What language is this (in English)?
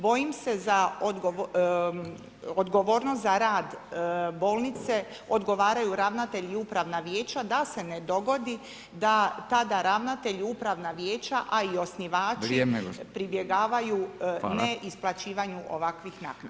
Croatian